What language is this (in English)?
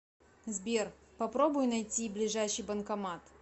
Russian